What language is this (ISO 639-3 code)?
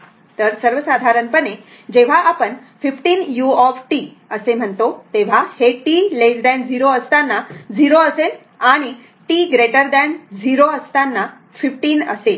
mar